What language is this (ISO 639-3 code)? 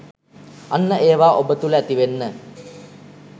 sin